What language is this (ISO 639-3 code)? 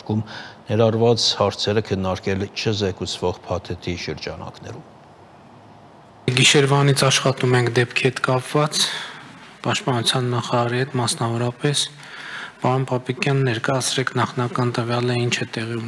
ron